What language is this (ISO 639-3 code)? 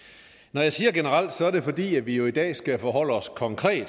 dan